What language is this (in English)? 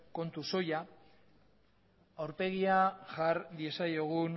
Basque